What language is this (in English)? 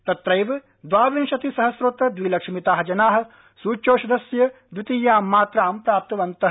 Sanskrit